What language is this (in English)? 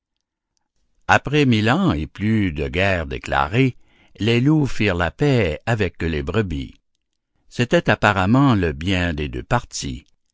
French